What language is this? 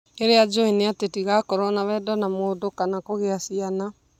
Kikuyu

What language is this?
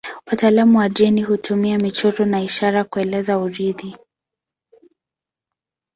Swahili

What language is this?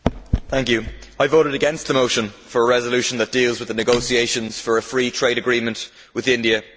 English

